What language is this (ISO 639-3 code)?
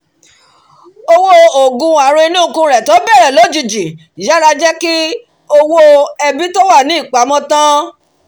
yor